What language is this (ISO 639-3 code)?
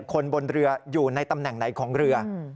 tha